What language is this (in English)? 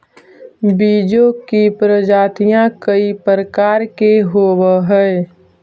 Magahi